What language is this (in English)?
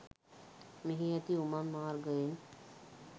Sinhala